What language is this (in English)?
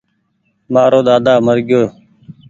Goaria